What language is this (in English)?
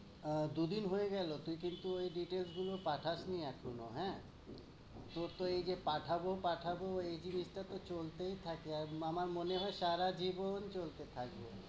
Bangla